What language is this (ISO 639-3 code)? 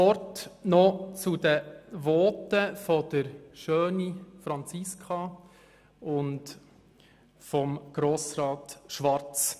gsw